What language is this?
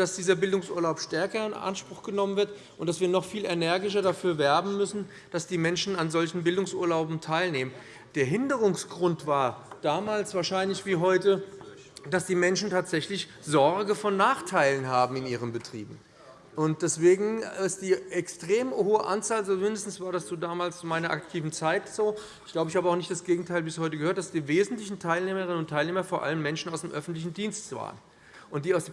German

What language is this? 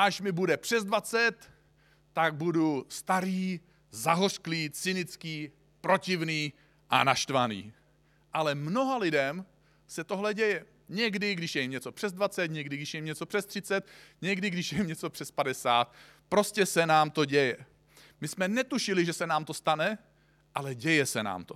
Czech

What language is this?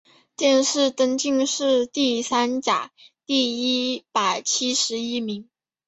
Chinese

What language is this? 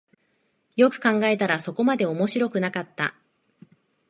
Japanese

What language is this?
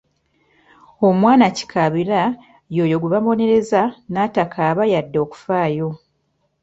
Ganda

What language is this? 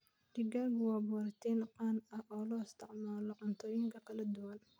Somali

